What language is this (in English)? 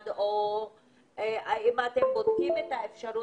Hebrew